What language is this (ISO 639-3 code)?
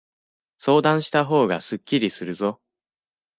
jpn